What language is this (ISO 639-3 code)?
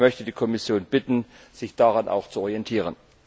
deu